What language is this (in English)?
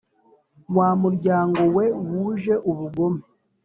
Kinyarwanda